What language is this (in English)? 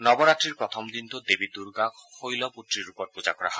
Assamese